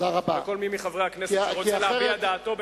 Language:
Hebrew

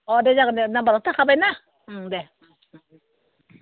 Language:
Bodo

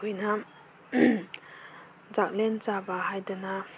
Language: Manipuri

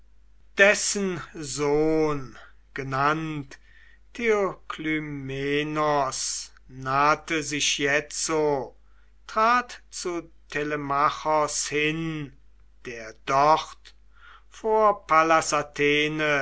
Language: German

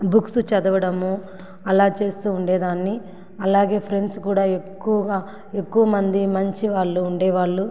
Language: Telugu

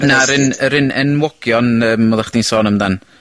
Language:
Welsh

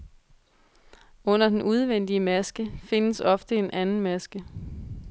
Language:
Danish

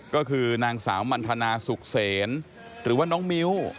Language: Thai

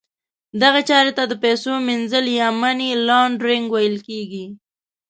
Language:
Pashto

